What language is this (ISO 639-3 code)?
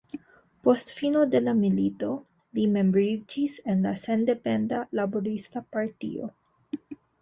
epo